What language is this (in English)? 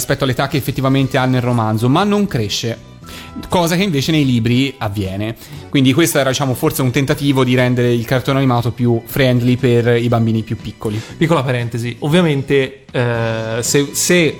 Italian